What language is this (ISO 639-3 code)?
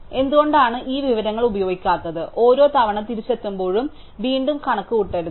mal